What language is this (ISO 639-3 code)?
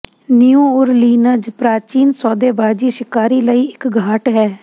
pan